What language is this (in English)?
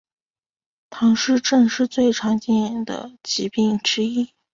Chinese